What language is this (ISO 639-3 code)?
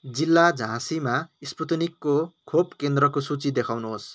nep